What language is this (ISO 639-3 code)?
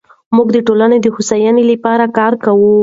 pus